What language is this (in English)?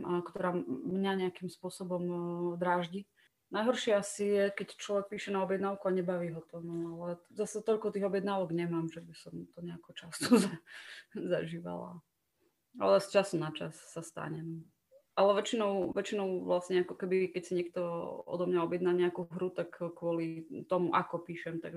Slovak